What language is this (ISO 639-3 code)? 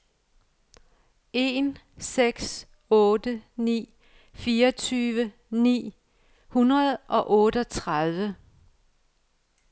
dan